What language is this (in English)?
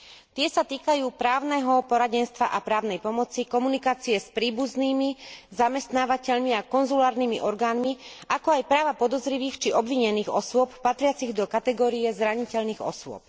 Slovak